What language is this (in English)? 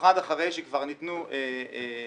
Hebrew